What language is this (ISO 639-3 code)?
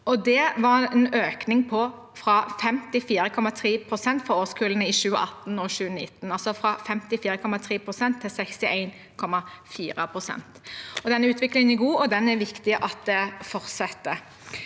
nor